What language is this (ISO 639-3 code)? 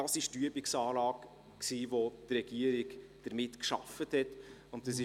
gsw